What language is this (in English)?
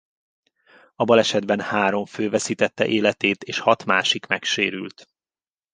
Hungarian